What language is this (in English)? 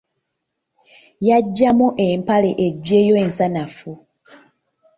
Ganda